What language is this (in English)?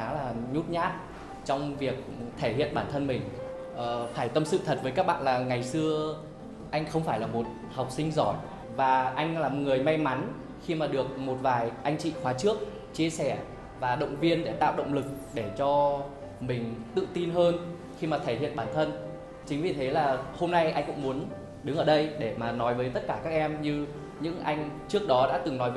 Vietnamese